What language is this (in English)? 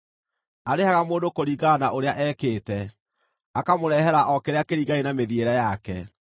Kikuyu